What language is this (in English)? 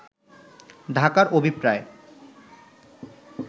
Bangla